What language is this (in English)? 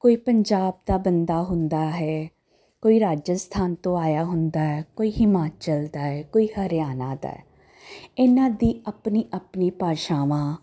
Punjabi